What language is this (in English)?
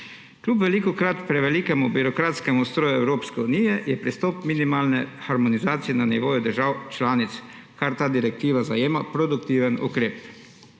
Slovenian